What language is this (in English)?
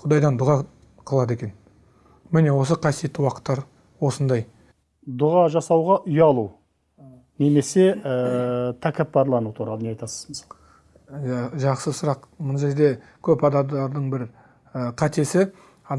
Turkish